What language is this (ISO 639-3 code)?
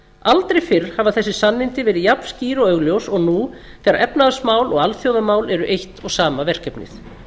isl